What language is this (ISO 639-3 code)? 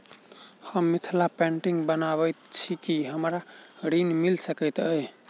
mai